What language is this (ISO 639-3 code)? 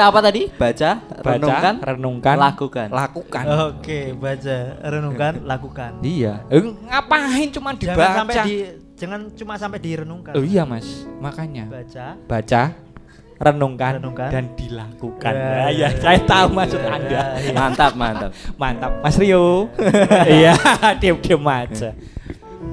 ind